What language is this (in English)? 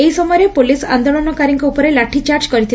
Odia